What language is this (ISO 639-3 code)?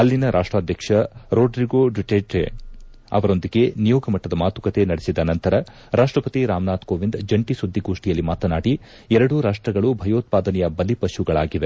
kan